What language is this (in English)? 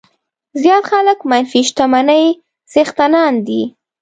Pashto